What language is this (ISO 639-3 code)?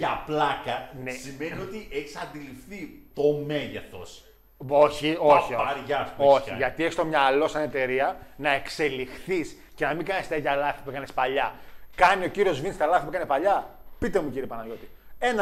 ell